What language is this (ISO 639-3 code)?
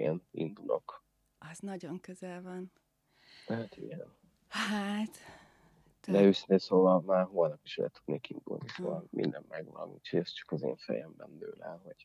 hun